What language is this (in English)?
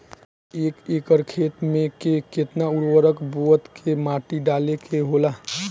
Bhojpuri